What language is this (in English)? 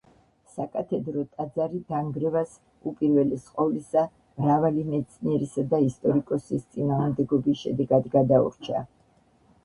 Georgian